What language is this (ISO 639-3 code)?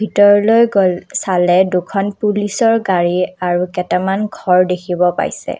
asm